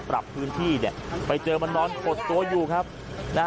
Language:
Thai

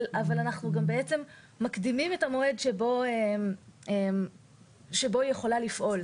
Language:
Hebrew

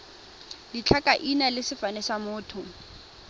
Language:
Tswana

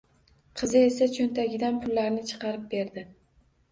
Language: Uzbek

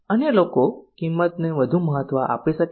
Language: Gujarati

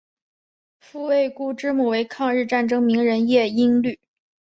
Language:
Chinese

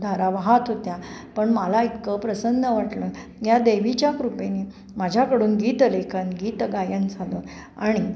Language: Marathi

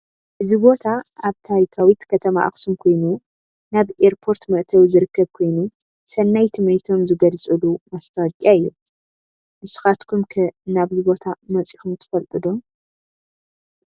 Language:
Tigrinya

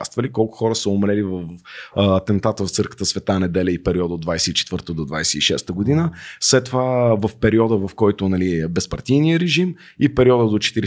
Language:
Bulgarian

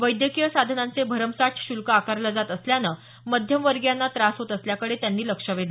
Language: Marathi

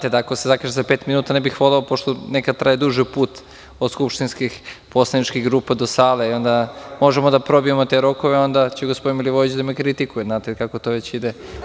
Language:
Serbian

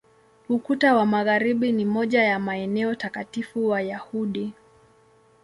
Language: Swahili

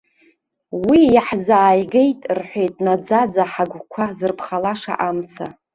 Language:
Abkhazian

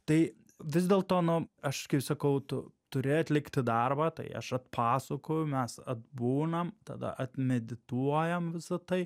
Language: Lithuanian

